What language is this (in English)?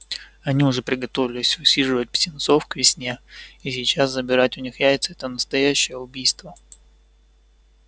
Russian